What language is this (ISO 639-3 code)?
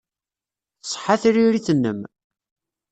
kab